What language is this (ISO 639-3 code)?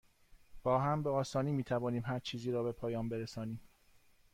fas